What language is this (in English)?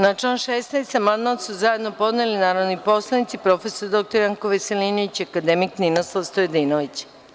Serbian